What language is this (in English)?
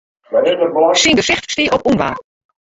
Western Frisian